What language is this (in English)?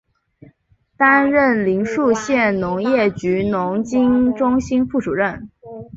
Chinese